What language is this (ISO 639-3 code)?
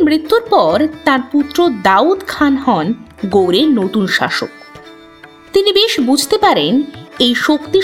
ben